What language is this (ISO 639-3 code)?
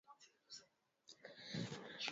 swa